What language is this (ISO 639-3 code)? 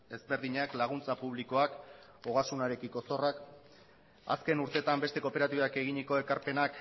eus